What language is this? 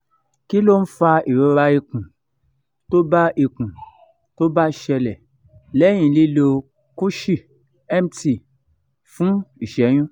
Yoruba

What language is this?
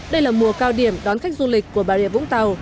Vietnamese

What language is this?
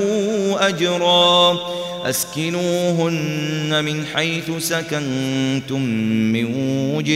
Arabic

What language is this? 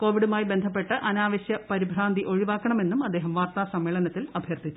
Malayalam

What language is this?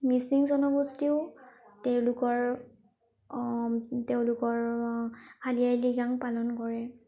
Assamese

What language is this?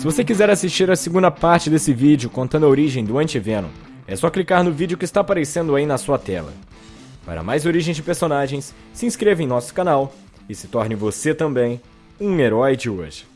Portuguese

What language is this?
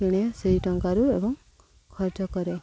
Odia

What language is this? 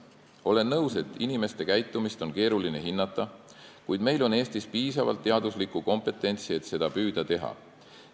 Estonian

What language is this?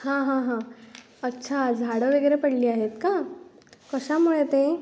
Marathi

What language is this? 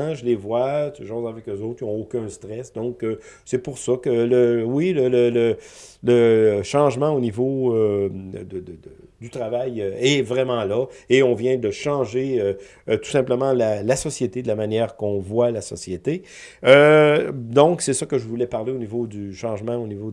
French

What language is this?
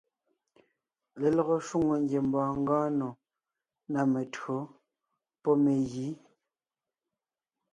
Ngiemboon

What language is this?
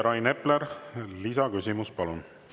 Estonian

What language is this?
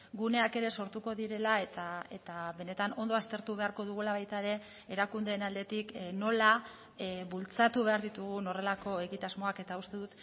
Basque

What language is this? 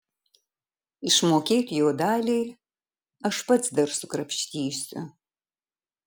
Lithuanian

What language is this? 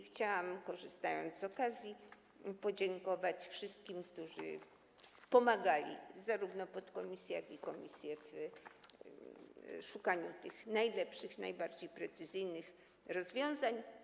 Polish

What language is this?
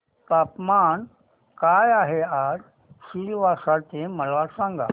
Marathi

